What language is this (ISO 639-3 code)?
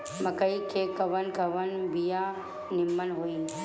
bho